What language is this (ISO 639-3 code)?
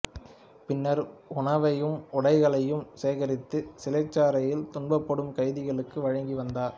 tam